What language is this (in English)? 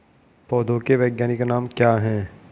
Hindi